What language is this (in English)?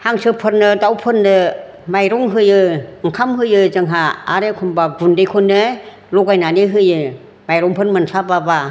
Bodo